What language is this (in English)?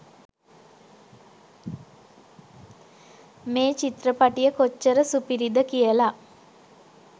Sinhala